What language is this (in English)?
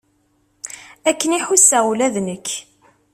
Kabyle